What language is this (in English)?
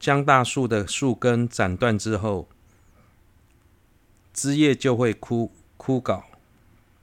Chinese